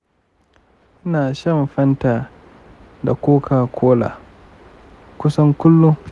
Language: Hausa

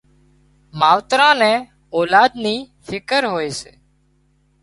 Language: Wadiyara Koli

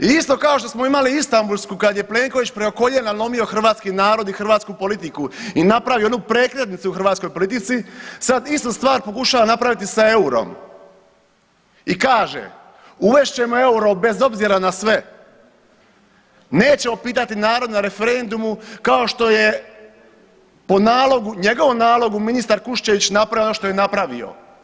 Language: Croatian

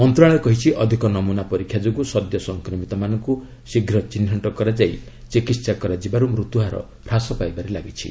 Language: Odia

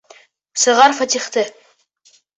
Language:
Bashkir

